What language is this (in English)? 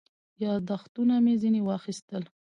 Pashto